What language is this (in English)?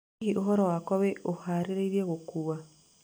Kikuyu